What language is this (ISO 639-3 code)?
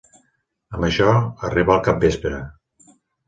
cat